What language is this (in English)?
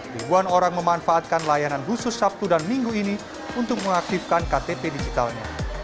Indonesian